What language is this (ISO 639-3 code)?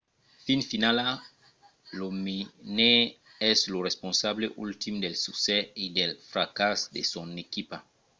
oci